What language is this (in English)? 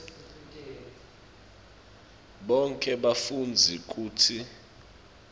Swati